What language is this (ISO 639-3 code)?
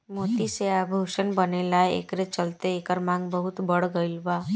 bho